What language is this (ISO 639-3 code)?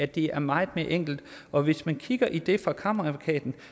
dan